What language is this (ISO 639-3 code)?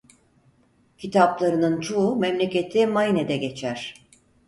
tur